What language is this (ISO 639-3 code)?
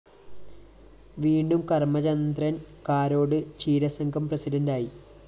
mal